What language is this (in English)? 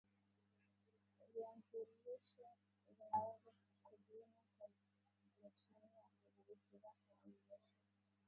Swahili